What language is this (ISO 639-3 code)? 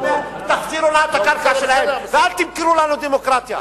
heb